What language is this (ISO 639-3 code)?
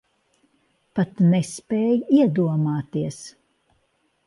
lav